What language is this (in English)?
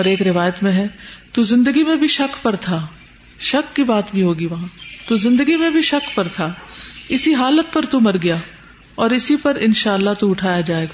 Urdu